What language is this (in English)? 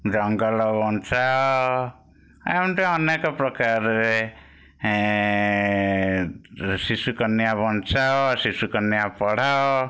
Odia